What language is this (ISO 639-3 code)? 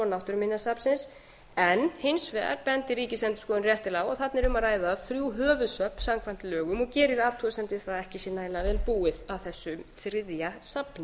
isl